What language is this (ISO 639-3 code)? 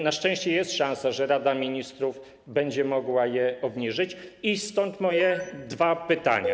pol